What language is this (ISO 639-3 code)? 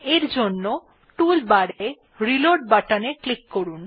ben